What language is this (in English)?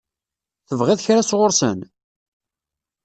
Kabyle